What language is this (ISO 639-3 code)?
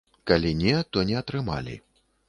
bel